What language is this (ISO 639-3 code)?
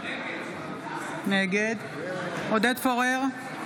heb